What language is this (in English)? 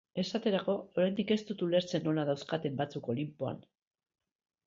Basque